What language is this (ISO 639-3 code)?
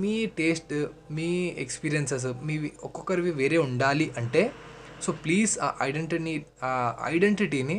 tel